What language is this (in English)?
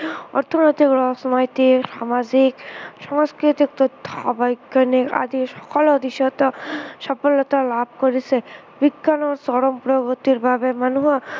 Assamese